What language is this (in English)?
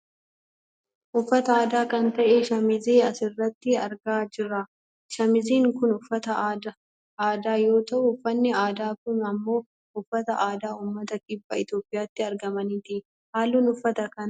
Oromo